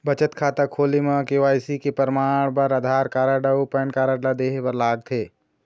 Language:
Chhattisgarhi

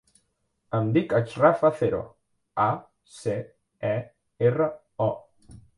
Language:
Catalan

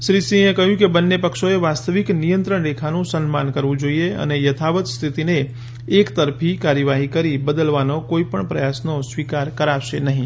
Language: Gujarati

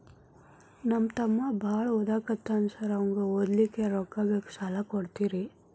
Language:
Kannada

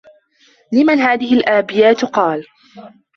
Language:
Arabic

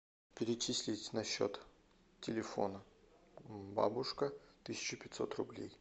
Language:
Russian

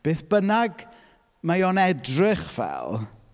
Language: Welsh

